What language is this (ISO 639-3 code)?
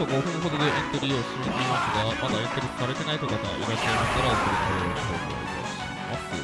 jpn